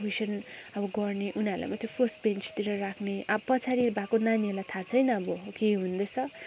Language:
Nepali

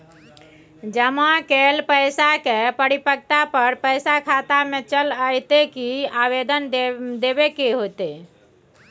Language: Maithili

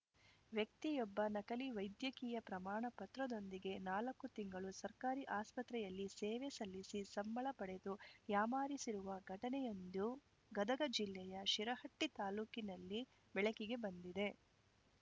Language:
Kannada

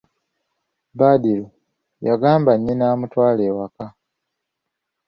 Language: Ganda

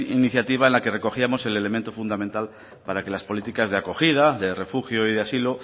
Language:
Spanish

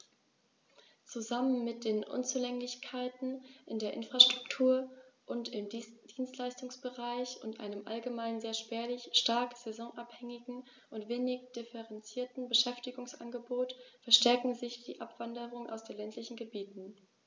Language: German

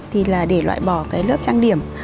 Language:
Vietnamese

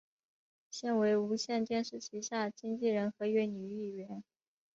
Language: Chinese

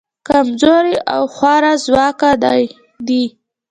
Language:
Pashto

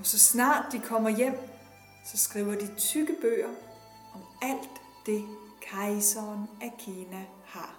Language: Danish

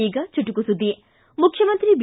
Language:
Kannada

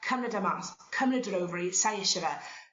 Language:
Welsh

